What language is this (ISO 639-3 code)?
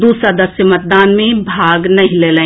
mai